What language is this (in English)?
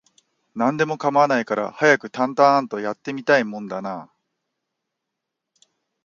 Japanese